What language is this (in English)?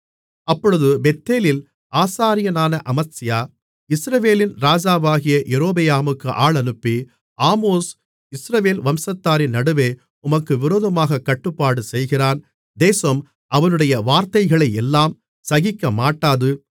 Tamil